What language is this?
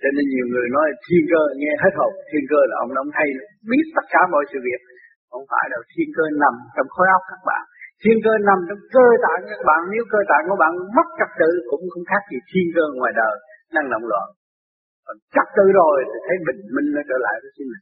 Vietnamese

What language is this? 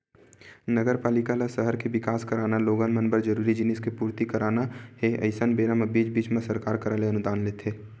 Chhattisgarhi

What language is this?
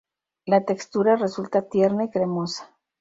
Spanish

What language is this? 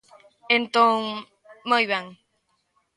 Galician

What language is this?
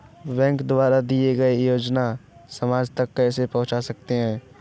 Hindi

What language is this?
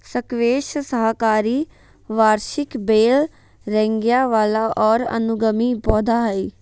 Magahi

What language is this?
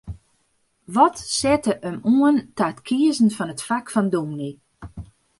Western Frisian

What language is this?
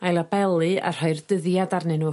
Welsh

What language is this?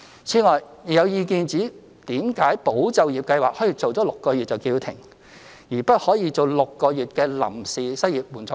Cantonese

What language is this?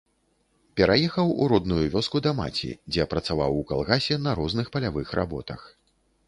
Belarusian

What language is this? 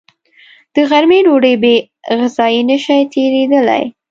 Pashto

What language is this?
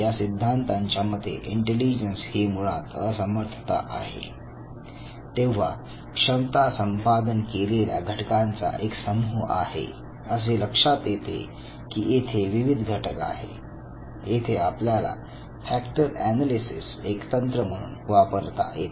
Marathi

